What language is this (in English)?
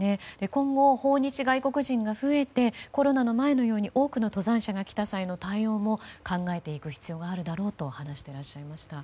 Japanese